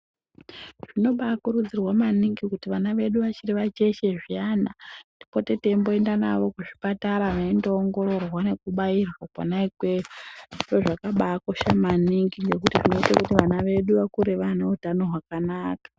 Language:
Ndau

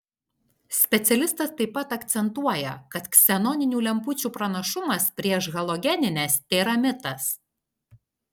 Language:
Lithuanian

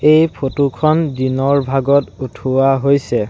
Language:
Assamese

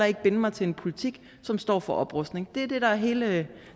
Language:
Danish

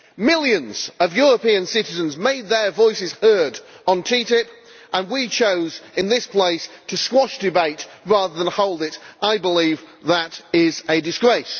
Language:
English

